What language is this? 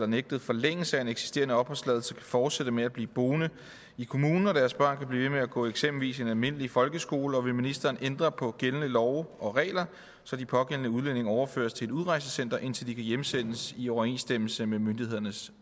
Danish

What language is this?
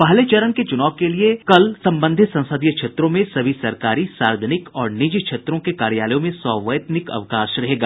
Hindi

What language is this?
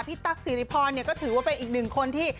Thai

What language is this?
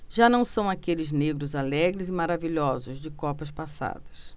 Portuguese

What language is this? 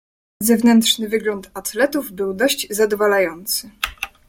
Polish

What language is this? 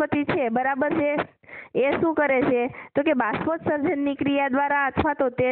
Indonesian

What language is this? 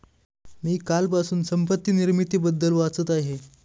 Marathi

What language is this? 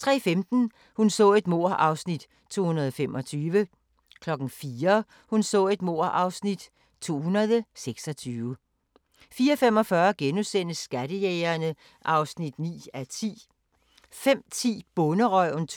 Danish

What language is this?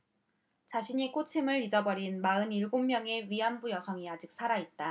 Korean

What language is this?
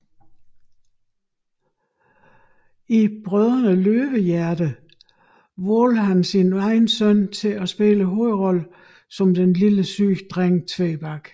Danish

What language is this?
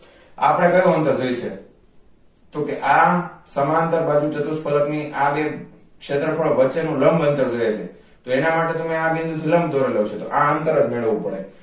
Gujarati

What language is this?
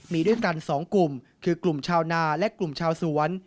Thai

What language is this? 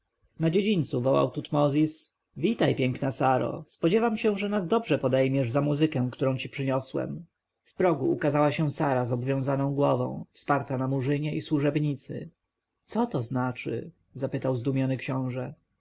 Polish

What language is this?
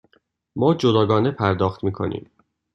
Persian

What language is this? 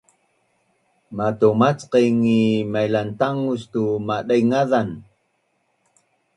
Bunun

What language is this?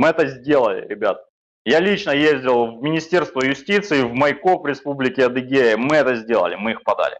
Russian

